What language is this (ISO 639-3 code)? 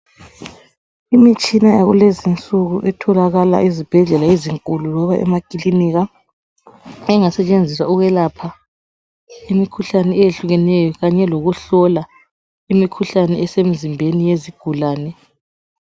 nde